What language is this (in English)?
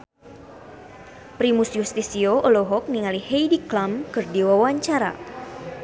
Sundanese